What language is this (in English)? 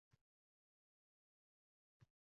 Uzbek